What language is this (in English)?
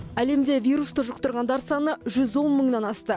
Kazakh